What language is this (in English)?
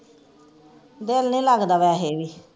Punjabi